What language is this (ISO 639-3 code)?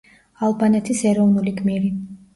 kat